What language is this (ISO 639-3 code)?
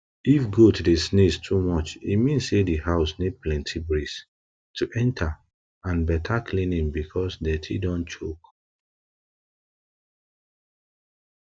pcm